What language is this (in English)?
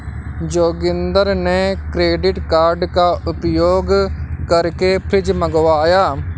Hindi